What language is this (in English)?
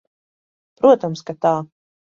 Latvian